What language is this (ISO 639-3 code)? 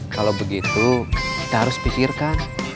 ind